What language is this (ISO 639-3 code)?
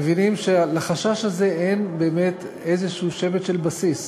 heb